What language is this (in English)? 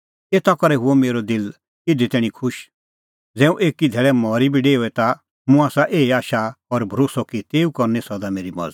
Kullu Pahari